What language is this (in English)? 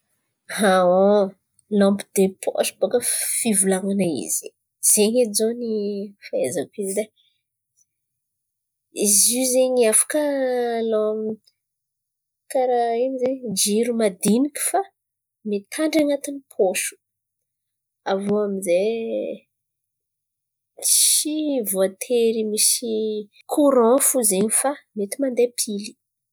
Antankarana Malagasy